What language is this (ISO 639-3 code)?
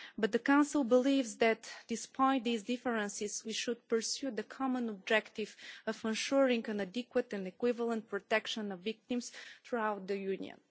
eng